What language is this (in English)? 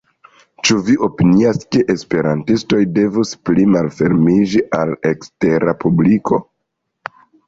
Esperanto